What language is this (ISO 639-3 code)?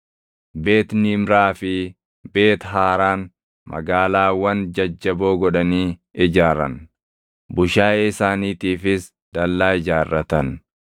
orm